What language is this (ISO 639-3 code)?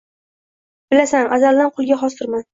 uzb